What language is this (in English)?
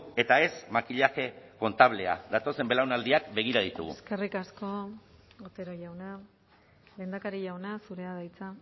Basque